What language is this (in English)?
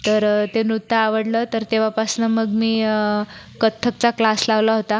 Marathi